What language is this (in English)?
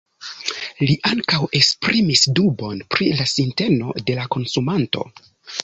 Esperanto